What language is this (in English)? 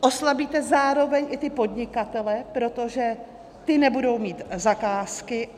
Czech